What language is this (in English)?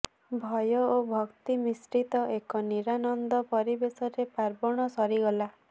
Odia